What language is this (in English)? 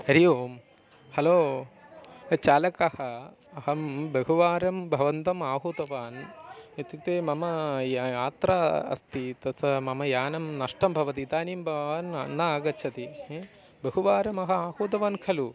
Sanskrit